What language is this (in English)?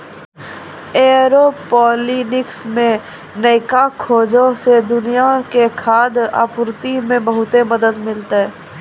Maithili